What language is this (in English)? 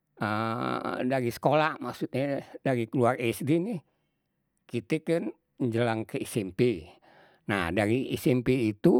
Betawi